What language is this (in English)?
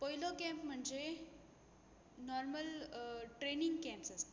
Konkani